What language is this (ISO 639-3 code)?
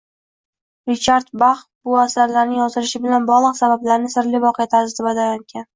uzb